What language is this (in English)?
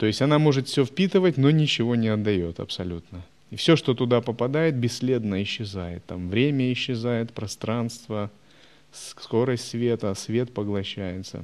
Russian